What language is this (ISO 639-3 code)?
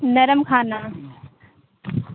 urd